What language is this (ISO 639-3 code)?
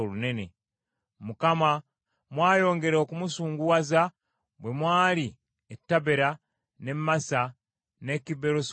lug